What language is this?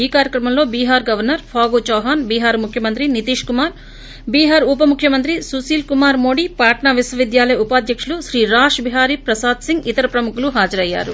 Telugu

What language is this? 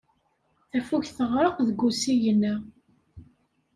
Kabyle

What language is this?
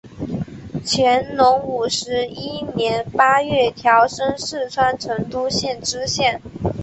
Chinese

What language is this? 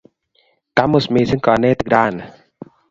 Kalenjin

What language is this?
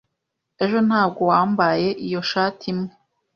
Kinyarwanda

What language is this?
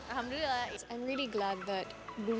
Indonesian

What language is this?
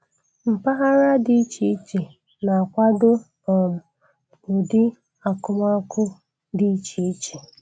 Igbo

